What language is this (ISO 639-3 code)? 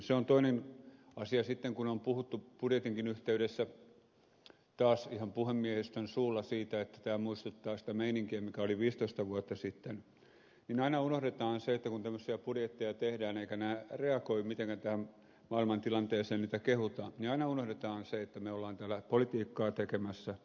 fin